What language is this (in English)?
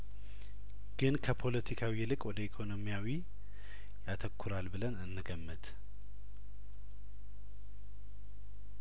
Amharic